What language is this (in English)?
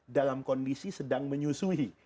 Indonesian